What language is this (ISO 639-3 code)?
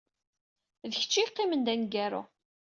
kab